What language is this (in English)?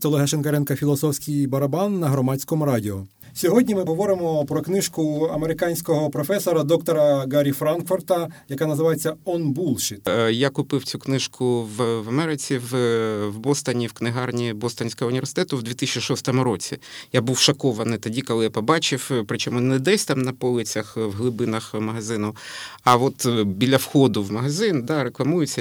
Ukrainian